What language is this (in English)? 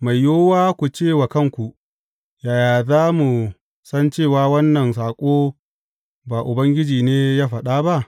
Hausa